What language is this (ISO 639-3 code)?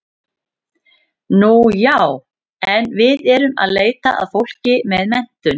isl